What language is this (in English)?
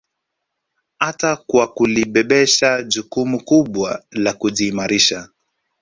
Swahili